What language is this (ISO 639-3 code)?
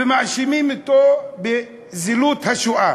heb